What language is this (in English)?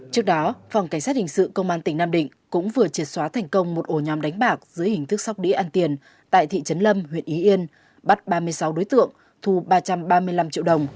Vietnamese